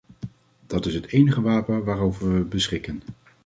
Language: Dutch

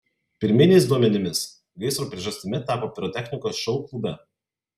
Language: Lithuanian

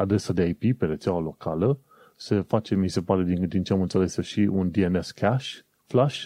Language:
Romanian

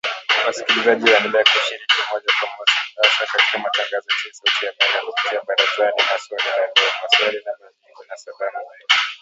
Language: Swahili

